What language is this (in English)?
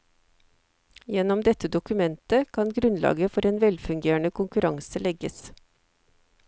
Norwegian